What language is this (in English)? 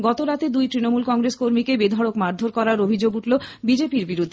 Bangla